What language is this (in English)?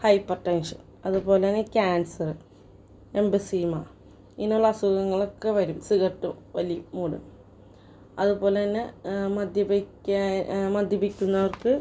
Malayalam